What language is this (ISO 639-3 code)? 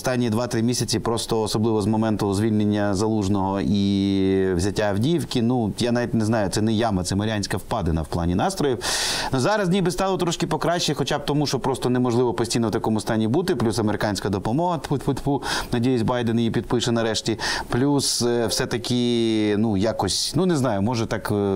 ukr